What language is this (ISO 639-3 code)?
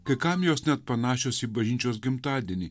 lit